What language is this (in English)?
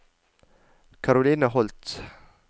Norwegian